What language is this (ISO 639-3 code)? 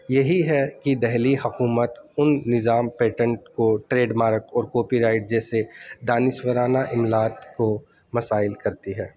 urd